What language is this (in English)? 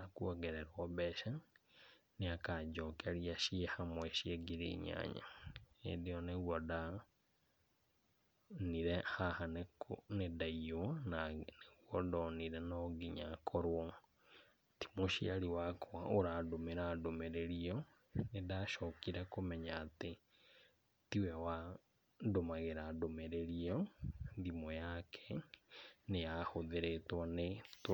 Kikuyu